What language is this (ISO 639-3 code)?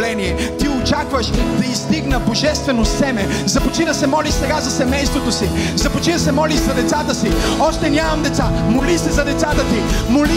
bul